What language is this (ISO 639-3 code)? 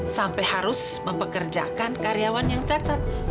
ind